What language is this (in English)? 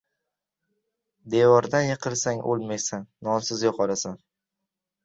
Uzbek